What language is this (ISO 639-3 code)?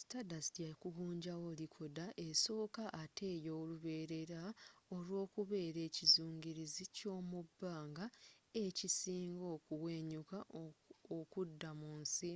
lug